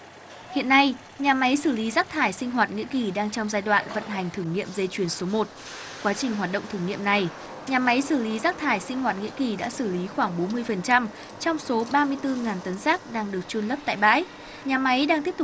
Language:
Vietnamese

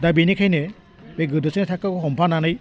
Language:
Bodo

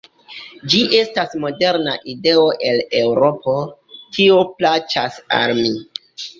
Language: Esperanto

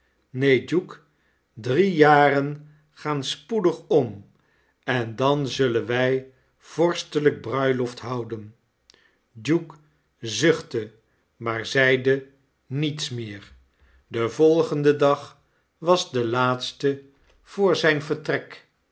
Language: Dutch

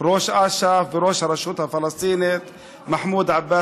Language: Hebrew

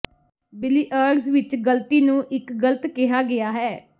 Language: Punjabi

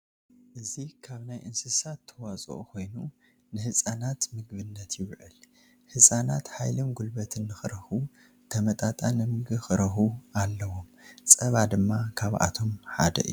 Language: Tigrinya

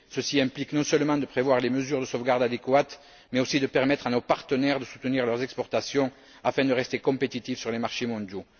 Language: French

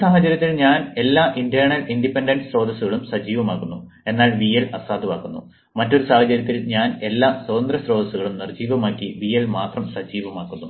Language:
Malayalam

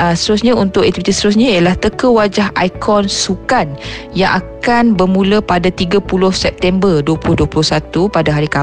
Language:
Malay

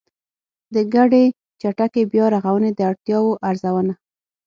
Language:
Pashto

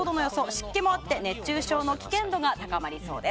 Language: Japanese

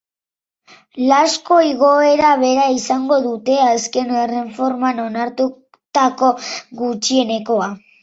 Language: Basque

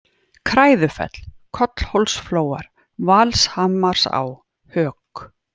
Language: Icelandic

